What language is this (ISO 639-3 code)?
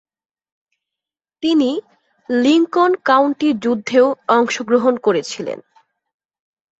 ben